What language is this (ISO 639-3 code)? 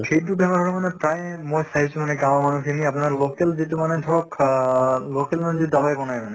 asm